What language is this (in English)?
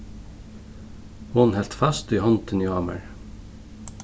Faroese